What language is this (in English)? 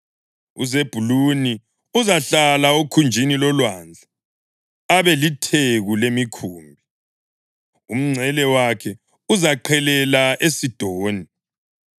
North Ndebele